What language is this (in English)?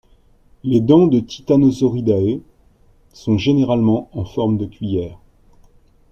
French